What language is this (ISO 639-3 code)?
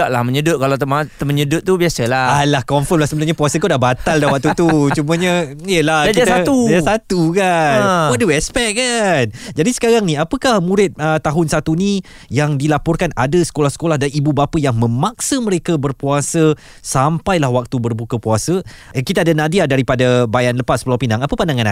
msa